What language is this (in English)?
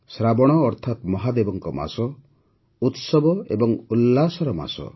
Odia